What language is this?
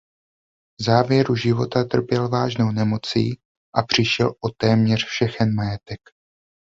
Czech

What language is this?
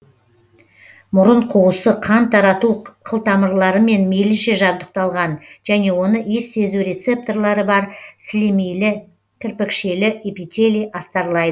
Kazakh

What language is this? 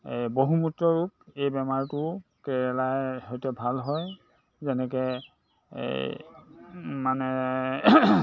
Assamese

